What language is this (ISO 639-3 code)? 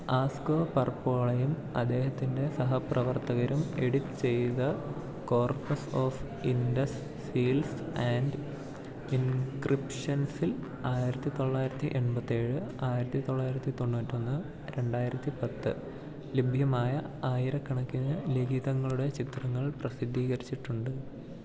mal